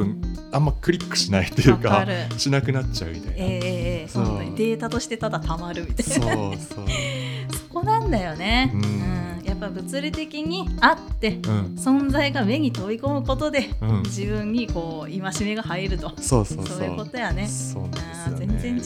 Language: Japanese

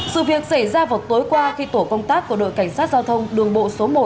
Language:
Vietnamese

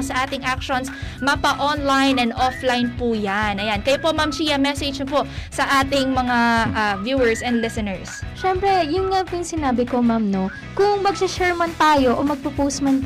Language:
Filipino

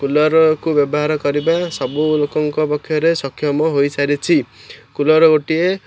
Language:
Odia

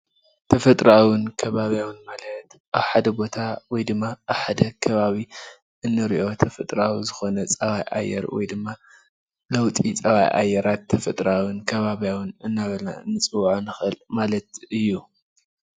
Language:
Tigrinya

